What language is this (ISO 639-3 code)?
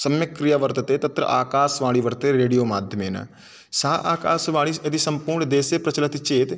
san